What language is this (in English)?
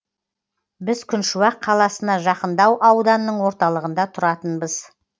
Kazakh